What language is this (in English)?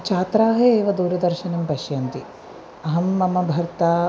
Sanskrit